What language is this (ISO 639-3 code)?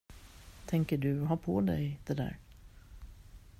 swe